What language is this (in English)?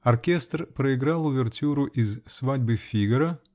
Russian